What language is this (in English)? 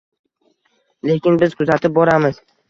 Uzbek